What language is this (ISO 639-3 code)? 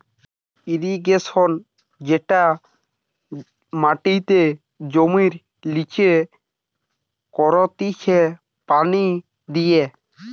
ben